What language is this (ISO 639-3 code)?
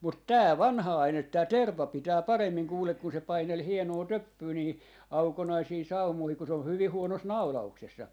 fin